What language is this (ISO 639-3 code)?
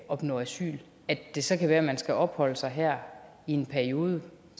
dan